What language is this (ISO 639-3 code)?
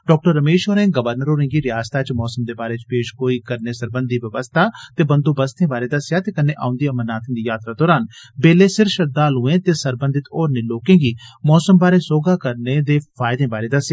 doi